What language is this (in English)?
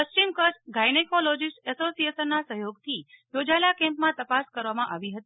Gujarati